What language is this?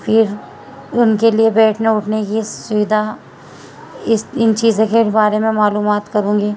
Urdu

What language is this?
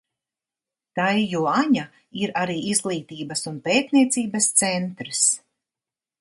Latvian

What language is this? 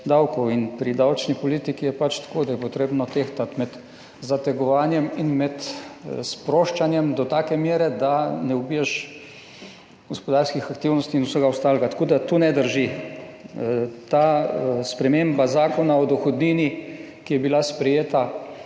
Slovenian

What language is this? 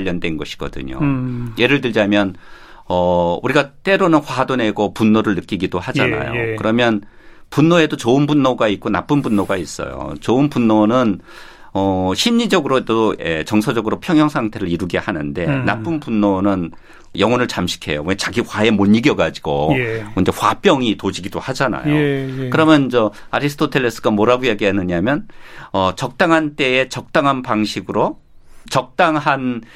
Korean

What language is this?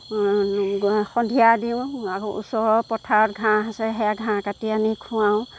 Assamese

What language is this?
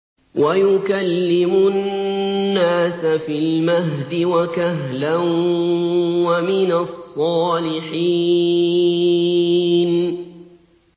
Arabic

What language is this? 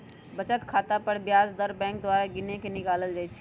Magahi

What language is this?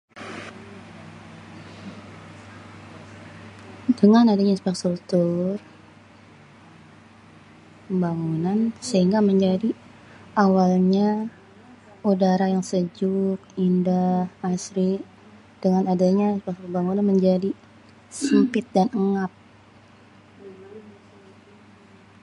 Betawi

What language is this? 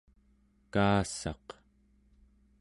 Central Yupik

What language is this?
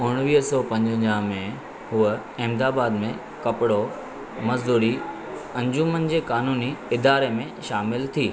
Sindhi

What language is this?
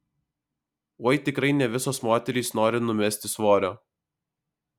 Lithuanian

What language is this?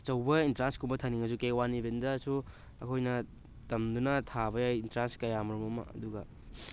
Manipuri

